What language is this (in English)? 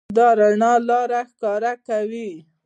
Pashto